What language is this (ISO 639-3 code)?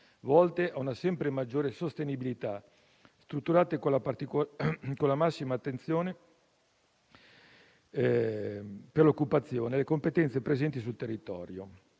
ita